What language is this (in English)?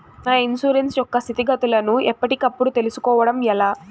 Telugu